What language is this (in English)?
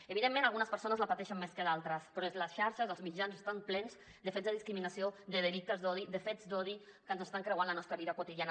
Catalan